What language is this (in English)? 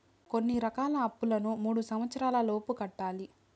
Telugu